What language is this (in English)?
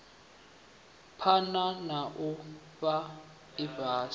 Venda